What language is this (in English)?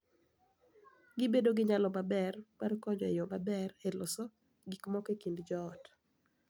Luo (Kenya and Tanzania)